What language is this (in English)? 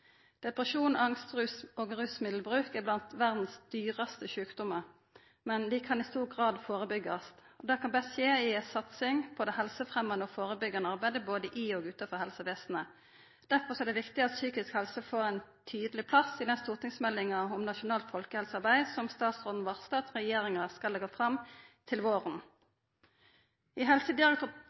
Norwegian Nynorsk